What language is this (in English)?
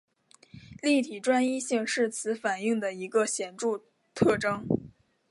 Chinese